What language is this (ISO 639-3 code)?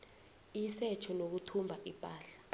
nbl